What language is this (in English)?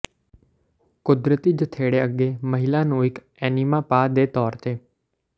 Punjabi